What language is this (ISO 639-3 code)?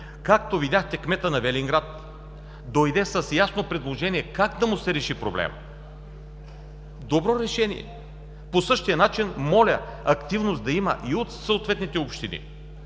bul